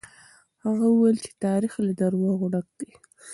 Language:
Pashto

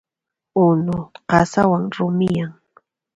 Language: Puno Quechua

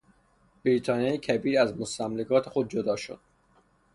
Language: Persian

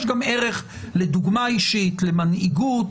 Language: Hebrew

